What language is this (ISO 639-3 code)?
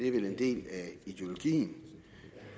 dan